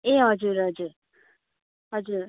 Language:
Nepali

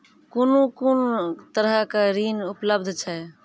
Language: Maithili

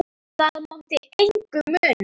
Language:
Icelandic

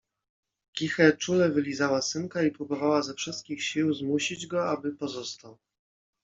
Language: Polish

